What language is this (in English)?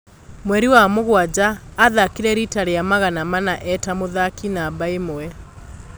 Kikuyu